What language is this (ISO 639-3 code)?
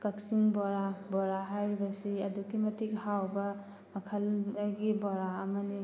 mni